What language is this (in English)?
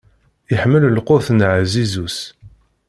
Kabyle